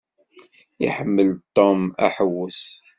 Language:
Kabyle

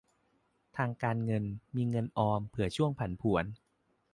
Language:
Thai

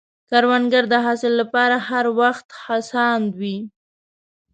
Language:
Pashto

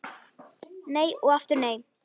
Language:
Icelandic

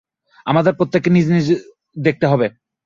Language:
Bangla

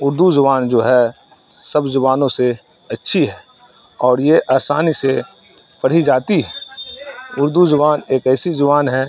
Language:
Urdu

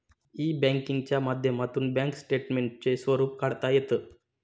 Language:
Marathi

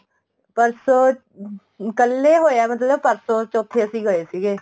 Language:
Punjabi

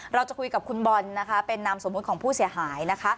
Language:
Thai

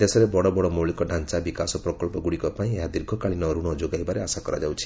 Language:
Odia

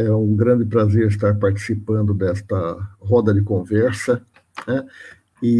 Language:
Portuguese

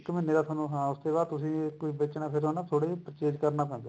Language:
Punjabi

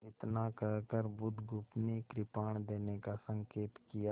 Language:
Hindi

